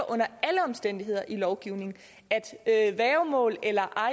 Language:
Danish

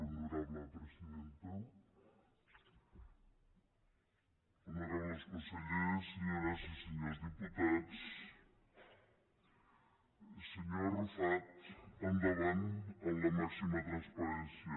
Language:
Catalan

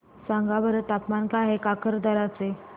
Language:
Marathi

